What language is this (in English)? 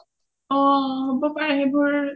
Assamese